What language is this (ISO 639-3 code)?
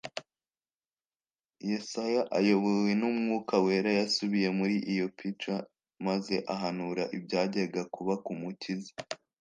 kin